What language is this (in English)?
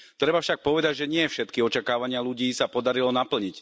Slovak